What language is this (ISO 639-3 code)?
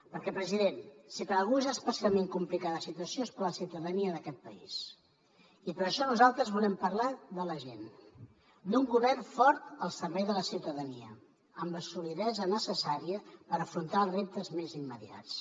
cat